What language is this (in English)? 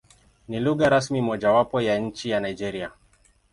Swahili